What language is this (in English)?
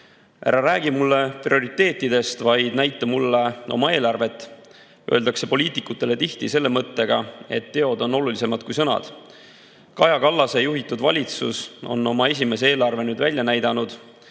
Estonian